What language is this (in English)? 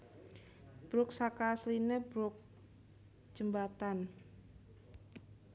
Javanese